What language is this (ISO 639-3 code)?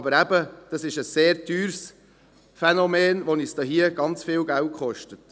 gsw